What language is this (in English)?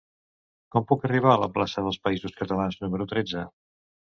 Catalan